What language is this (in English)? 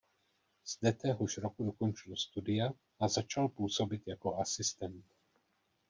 Czech